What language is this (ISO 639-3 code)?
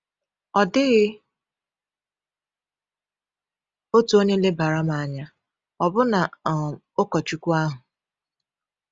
ibo